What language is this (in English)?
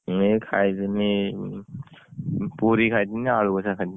Odia